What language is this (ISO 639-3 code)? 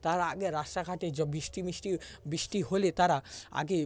ben